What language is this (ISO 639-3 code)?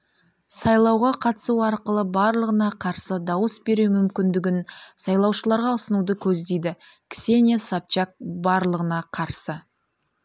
kaz